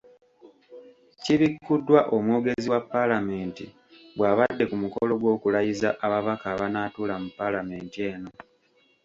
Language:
Ganda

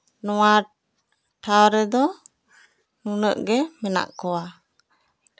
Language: Santali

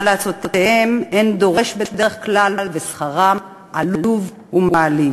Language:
Hebrew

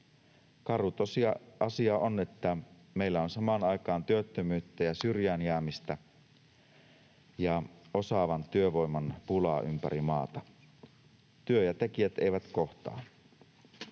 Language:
Finnish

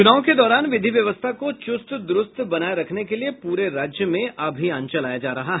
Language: Hindi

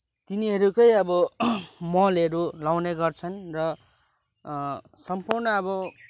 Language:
Nepali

